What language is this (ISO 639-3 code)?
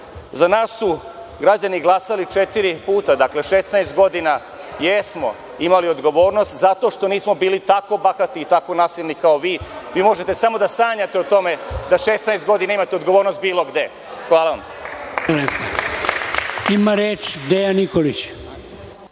srp